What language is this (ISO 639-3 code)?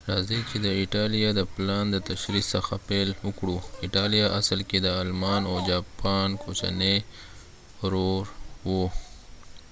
pus